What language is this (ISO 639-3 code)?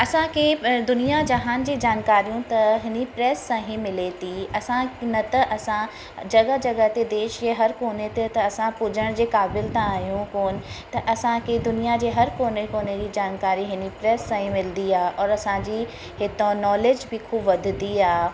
snd